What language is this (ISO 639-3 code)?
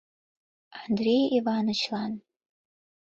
chm